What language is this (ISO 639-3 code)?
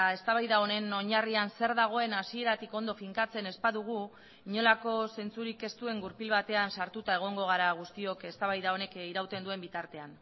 eus